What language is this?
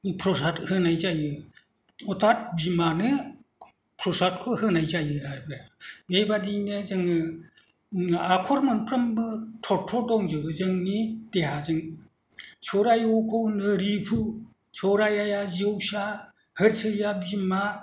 Bodo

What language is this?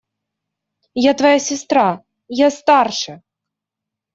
Russian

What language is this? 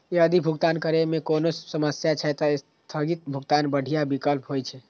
Maithili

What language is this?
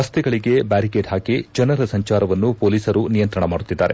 Kannada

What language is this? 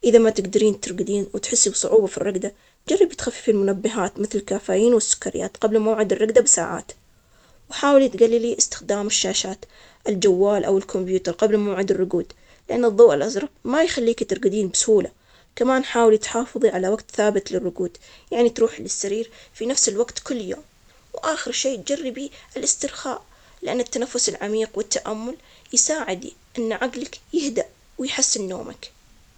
Omani Arabic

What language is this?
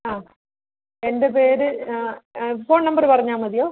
Malayalam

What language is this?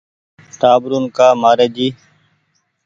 Goaria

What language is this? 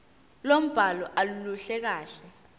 Zulu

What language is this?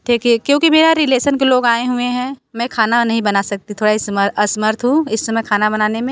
Hindi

